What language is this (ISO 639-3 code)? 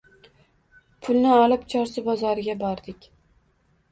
uzb